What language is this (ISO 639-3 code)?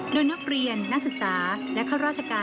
tha